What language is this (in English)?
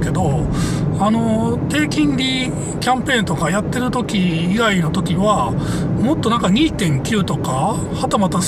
Japanese